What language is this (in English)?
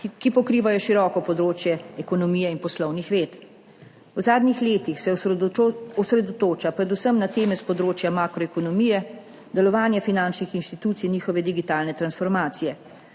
Slovenian